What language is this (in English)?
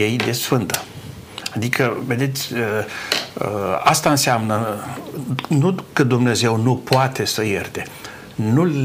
Romanian